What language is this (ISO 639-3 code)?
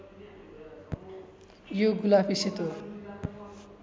nep